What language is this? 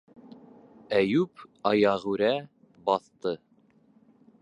Bashkir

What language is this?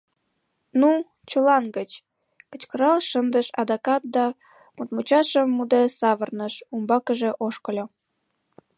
Mari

